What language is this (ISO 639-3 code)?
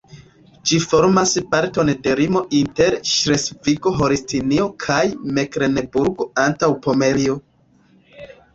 epo